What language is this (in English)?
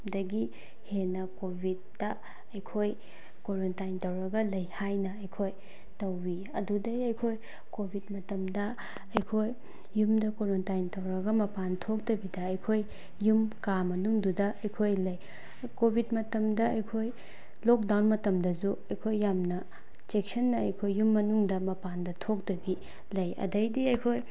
Manipuri